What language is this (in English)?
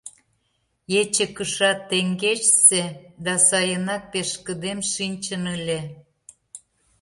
Mari